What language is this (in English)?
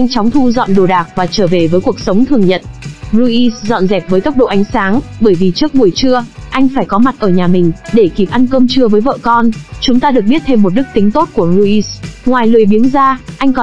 Vietnamese